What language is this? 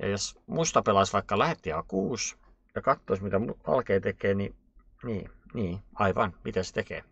Finnish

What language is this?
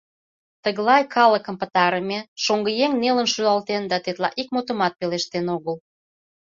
Mari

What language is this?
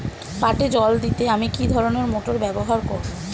Bangla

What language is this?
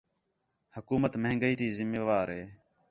Khetrani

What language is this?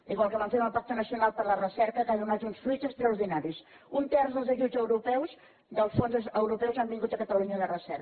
Catalan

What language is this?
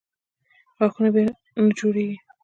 Pashto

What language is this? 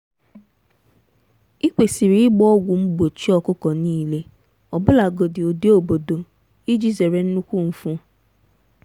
Igbo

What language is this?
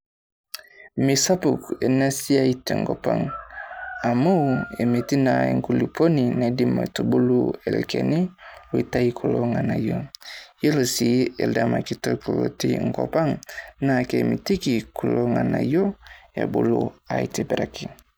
Masai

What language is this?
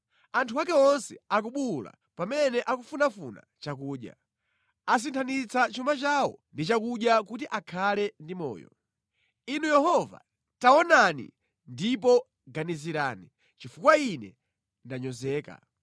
Nyanja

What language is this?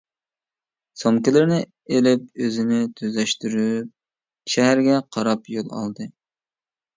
Uyghur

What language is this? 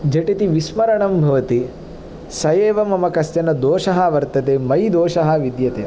Sanskrit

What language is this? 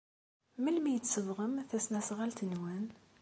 Kabyle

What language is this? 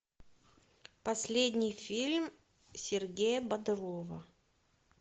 Russian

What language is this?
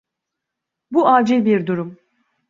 Turkish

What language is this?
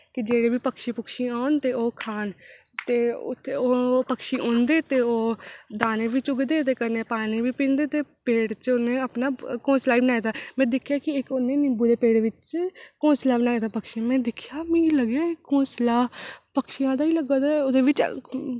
Dogri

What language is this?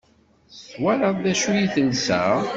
Kabyle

